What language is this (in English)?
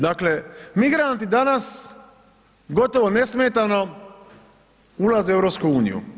Croatian